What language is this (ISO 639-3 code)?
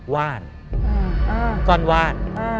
tha